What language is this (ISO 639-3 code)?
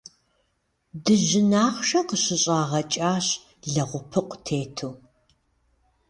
kbd